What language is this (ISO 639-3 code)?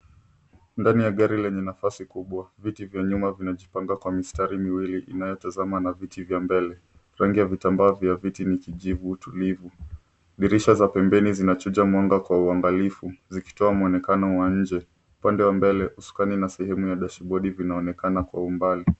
swa